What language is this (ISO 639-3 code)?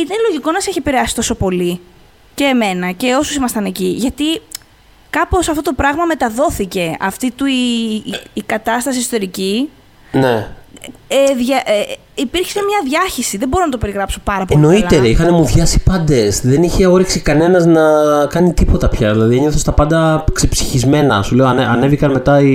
ell